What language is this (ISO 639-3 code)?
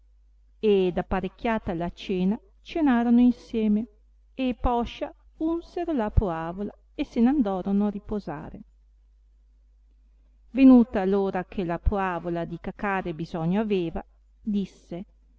ita